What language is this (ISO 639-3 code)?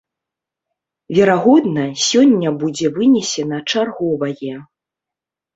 bel